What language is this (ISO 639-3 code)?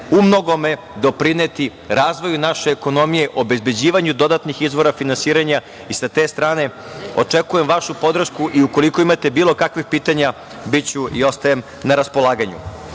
srp